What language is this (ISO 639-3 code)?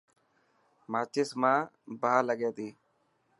mki